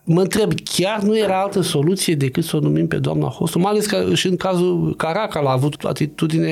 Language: Romanian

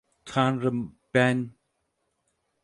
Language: Turkish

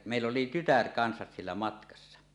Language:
Finnish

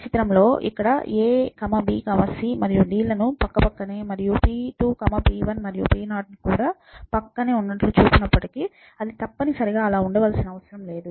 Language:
Telugu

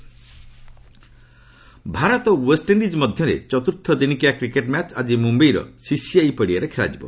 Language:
Odia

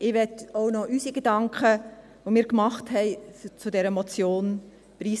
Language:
Swiss German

